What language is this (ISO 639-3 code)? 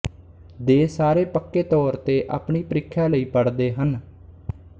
pan